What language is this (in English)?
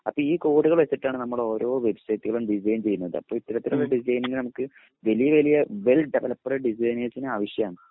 Malayalam